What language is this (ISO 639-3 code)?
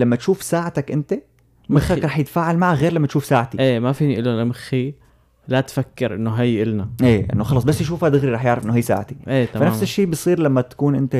ara